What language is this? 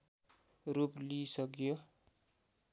Nepali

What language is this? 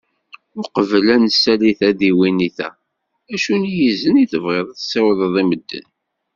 Kabyle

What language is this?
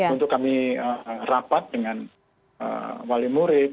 Indonesian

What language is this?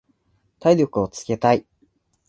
Japanese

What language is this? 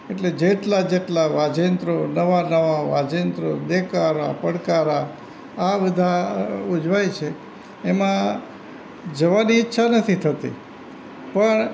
Gujarati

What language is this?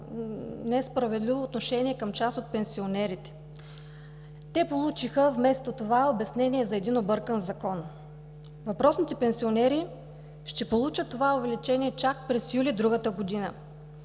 Bulgarian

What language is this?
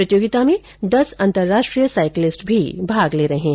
Hindi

